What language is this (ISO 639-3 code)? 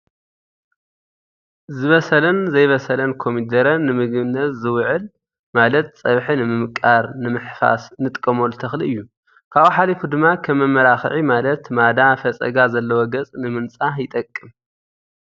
tir